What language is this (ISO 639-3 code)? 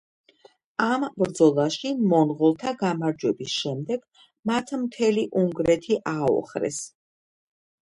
kat